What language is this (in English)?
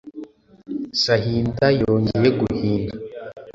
Kinyarwanda